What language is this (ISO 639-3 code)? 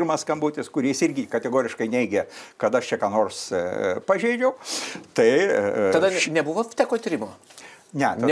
lit